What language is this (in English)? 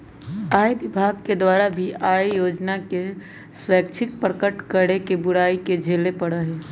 Magahi